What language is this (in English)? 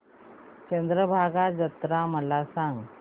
Marathi